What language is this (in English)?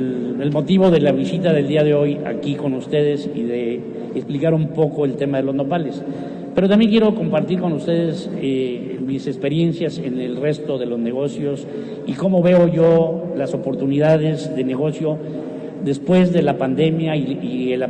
Spanish